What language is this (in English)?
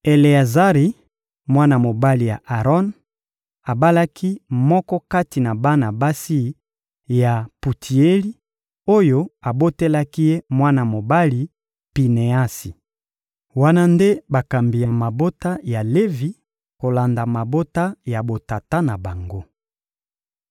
Lingala